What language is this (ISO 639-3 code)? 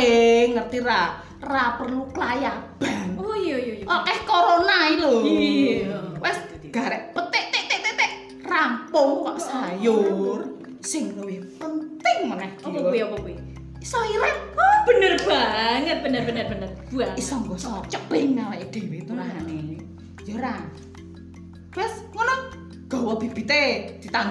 ind